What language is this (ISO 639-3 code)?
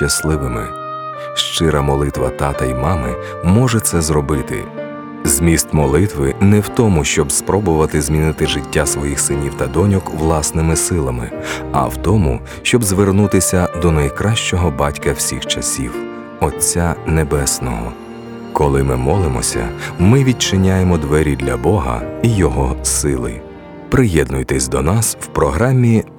ukr